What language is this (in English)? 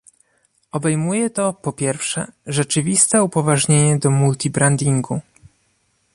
Polish